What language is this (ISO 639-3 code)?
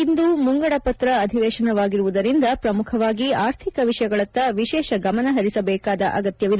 kan